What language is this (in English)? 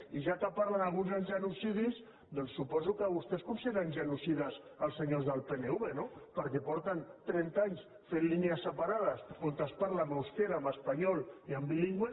Catalan